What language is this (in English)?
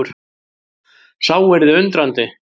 Icelandic